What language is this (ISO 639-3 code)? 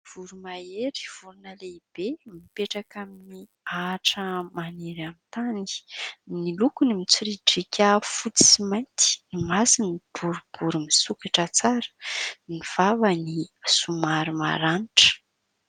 mlg